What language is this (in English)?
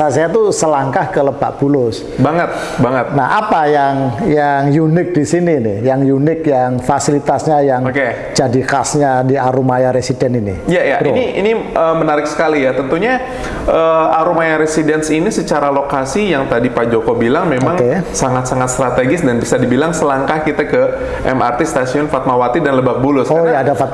Indonesian